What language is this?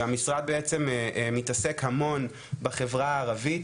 Hebrew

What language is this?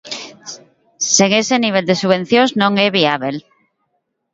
Galician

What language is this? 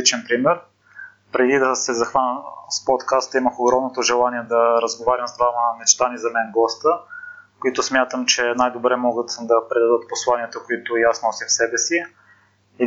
Bulgarian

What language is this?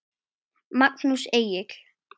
Icelandic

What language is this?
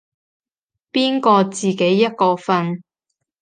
Cantonese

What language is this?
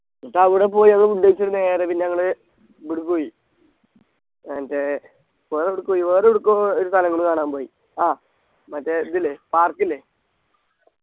Malayalam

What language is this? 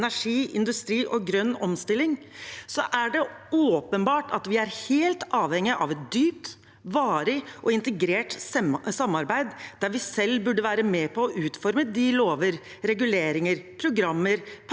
Norwegian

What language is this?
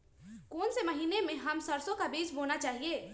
Magahi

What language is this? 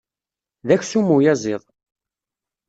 Kabyle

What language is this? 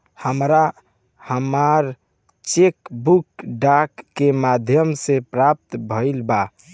Bhojpuri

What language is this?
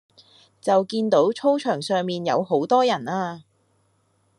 Cantonese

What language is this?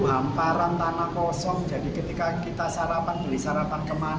Indonesian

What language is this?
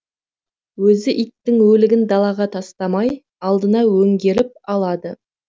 Kazakh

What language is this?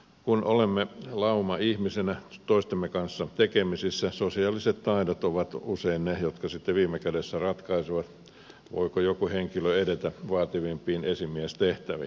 Finnish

